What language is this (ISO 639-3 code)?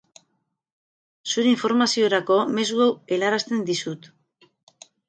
eus